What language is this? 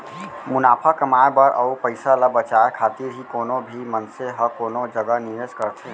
Chhattisgarhi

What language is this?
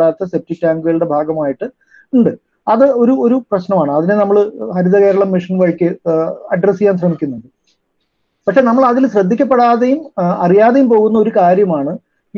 Malayalam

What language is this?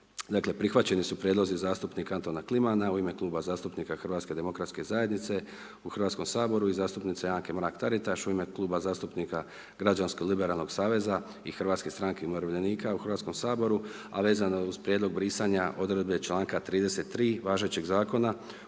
Croatian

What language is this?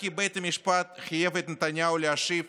Hebrew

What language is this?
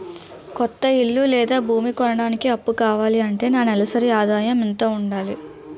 Telugu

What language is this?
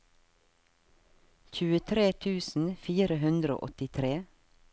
Norwegian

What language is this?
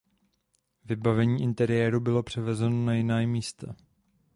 Czech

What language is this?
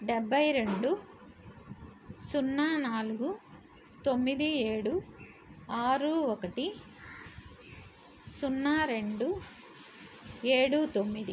Telugu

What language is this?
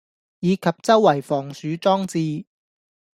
Cantonese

